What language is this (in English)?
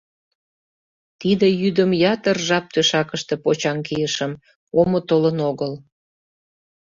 Mari